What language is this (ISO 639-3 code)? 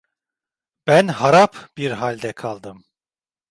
tur